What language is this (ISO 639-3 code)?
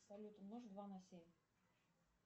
rus